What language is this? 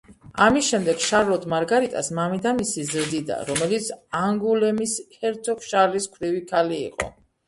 Georgian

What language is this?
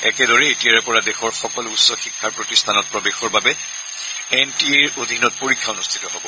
Assamese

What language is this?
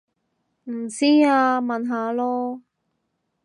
Cantonese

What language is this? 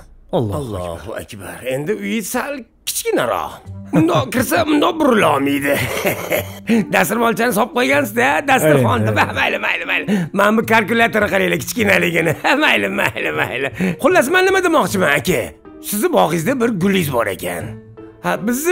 Turkish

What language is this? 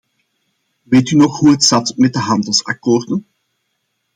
Dutch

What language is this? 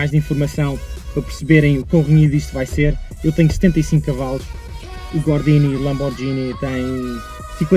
Portuguese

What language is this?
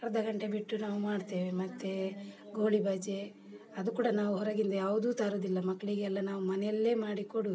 Kannada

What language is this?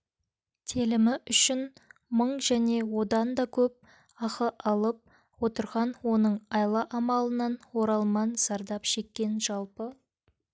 Kazakh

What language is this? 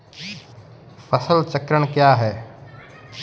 Hindi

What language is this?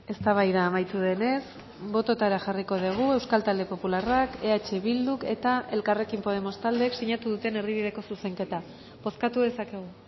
Basque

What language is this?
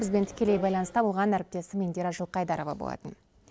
Kazakh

